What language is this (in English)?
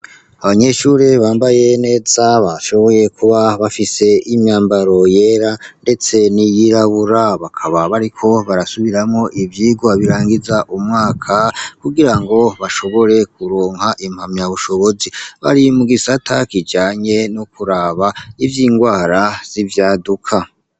Rundi